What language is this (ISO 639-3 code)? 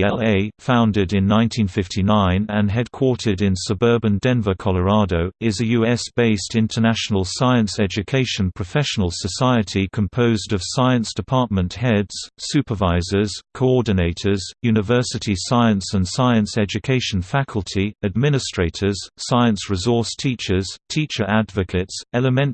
eng